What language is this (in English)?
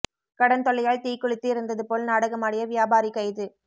Tamil